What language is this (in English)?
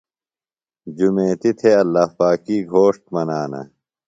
Phalura